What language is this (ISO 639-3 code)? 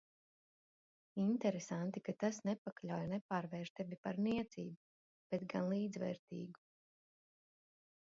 lav